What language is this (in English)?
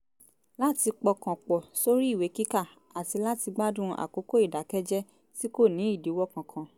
Yoruba